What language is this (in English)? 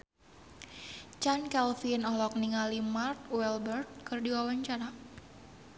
Sundanese